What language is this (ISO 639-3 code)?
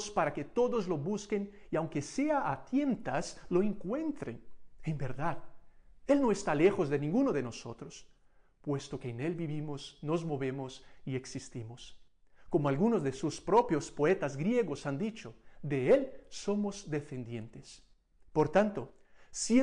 spa